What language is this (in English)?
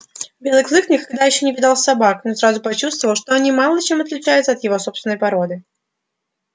Russian